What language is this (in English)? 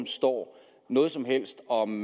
Danish